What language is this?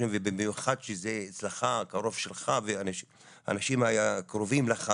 Hebrew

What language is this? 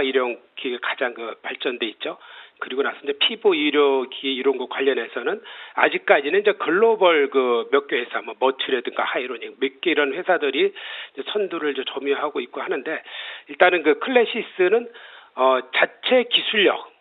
Korean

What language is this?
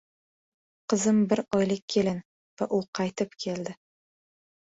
Uzbek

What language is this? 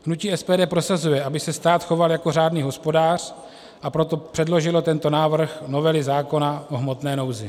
Czech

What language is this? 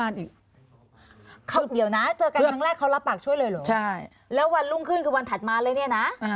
Thai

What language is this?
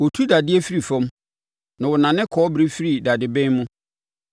Akan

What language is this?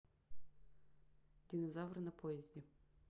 Russian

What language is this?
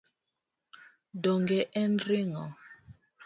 Luo (Kenya and Tanzania)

